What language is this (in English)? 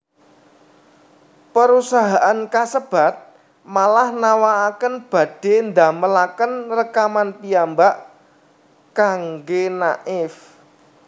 Javanese